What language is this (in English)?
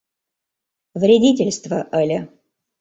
Mari